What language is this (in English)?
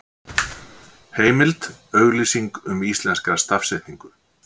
Icelandic